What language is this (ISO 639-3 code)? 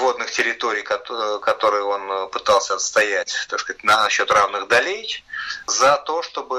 rus